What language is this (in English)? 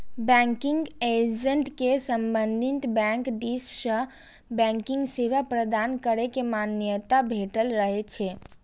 Maithili